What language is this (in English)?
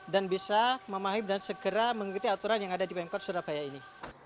Indonesian